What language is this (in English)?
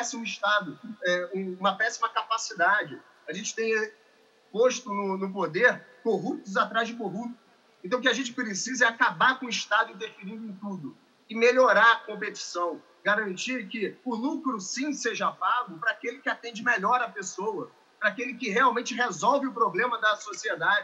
Portuguese